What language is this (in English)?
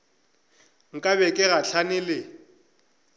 Northern Sotho